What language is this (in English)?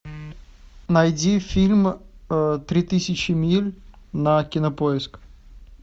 Russian